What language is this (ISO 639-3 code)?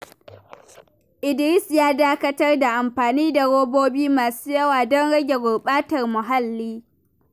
hau